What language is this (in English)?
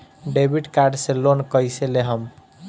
Bhojpuri